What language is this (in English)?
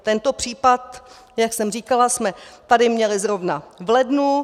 Czech